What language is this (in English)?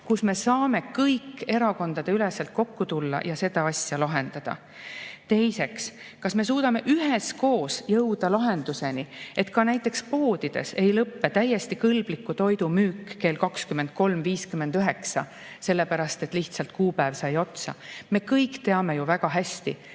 Estonian